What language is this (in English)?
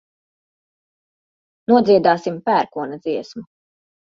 Latvian